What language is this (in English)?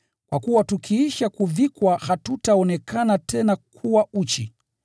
Swahili